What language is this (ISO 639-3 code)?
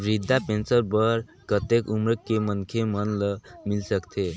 hne